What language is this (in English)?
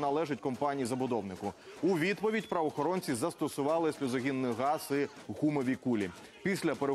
Ukrainian